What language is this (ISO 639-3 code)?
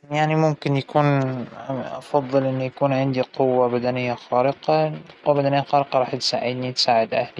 acw